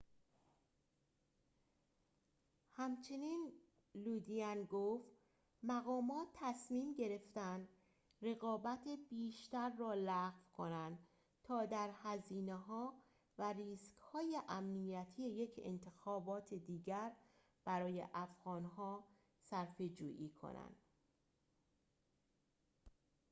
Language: Persian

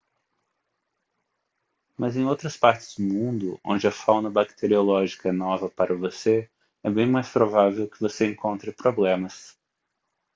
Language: Portuguese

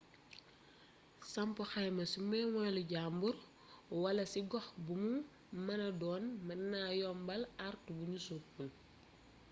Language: Wolof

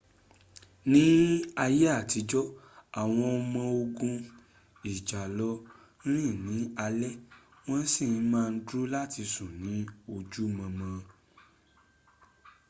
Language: Yoruba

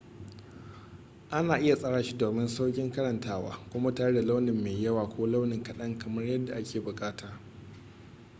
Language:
Hausa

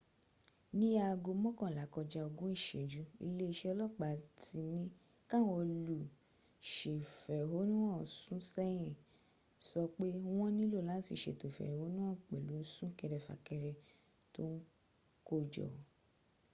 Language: Yoruba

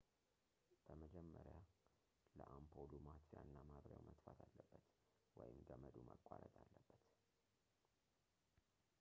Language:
Amharic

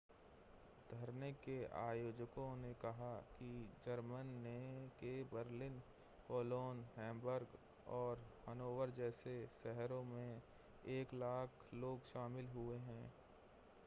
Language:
Hindi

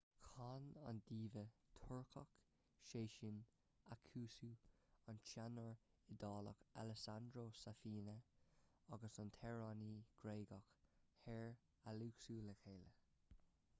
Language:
Irish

